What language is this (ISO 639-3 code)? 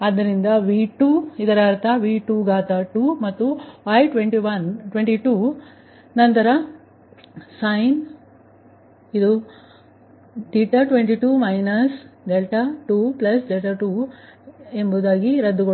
kan